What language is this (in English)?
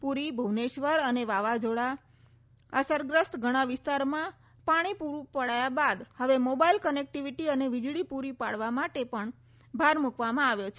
Gujarati